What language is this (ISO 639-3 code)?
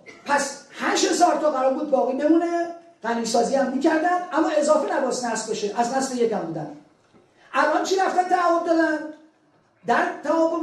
fas